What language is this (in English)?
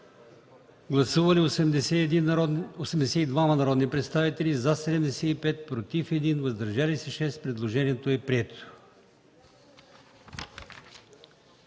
Bulgarian